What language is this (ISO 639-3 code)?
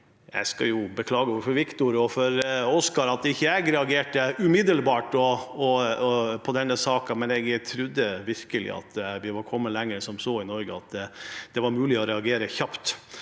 nor